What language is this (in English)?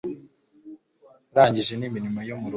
Kinyarwanda